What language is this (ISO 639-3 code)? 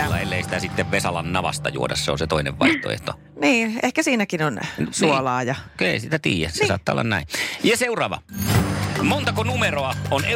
fin